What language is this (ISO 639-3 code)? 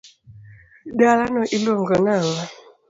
luo